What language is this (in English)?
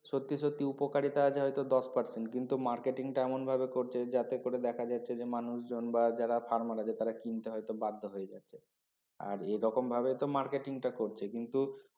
Bangla